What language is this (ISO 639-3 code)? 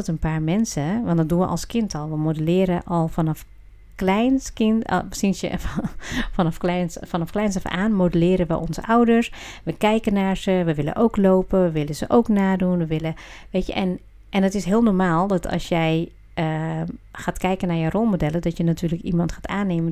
nld